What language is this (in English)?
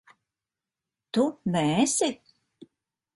Latvian